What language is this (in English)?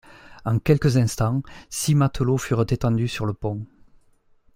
French